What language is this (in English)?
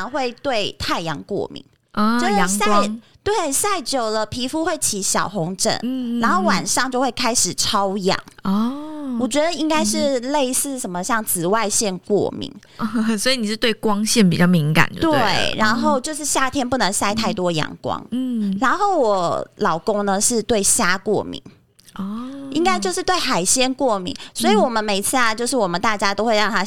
Chinese